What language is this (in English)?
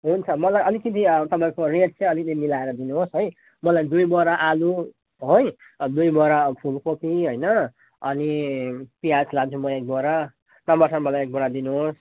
Nepali